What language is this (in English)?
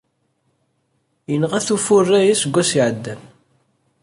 Kabyle